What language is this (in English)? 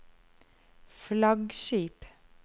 Norwegian